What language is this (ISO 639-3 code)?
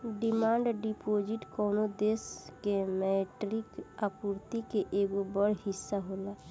bho